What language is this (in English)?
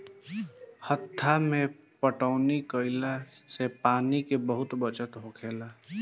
Bhojpuri